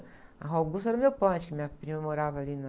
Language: Portuguese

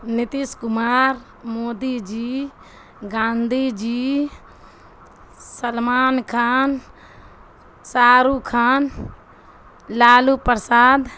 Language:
Urdu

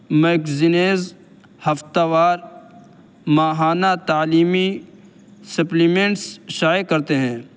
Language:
Urdu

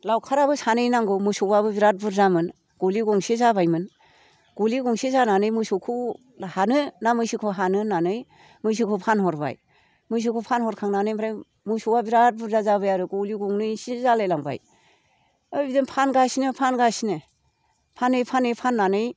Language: Bodo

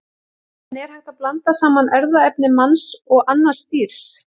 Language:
Icelandic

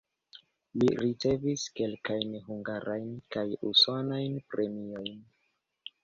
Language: Esperanto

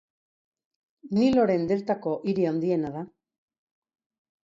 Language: Basque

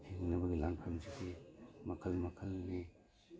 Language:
Manipuri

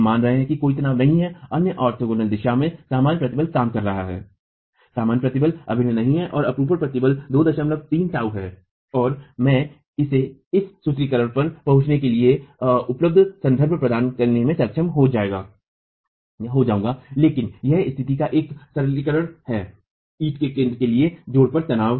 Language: Hindi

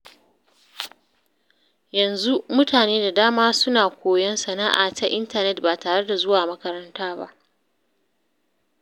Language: Hausa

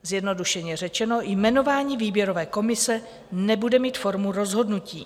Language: Czech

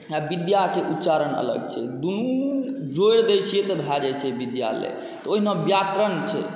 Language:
Maithili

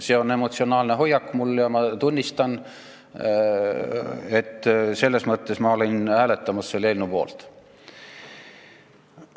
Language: Estonian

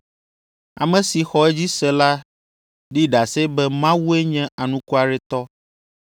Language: Ewe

